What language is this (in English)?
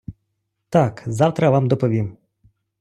Ukrainian